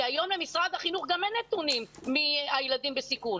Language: Hebrew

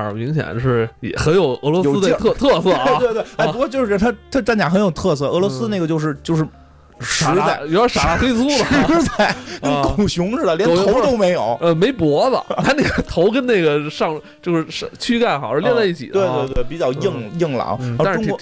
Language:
Chinese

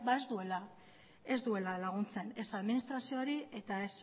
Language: Basque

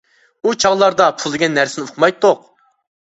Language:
Uyghur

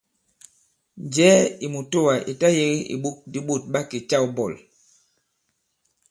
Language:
Bankon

